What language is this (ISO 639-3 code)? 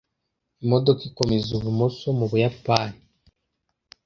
kin